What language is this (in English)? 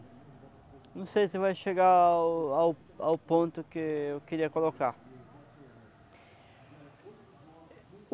Portuguese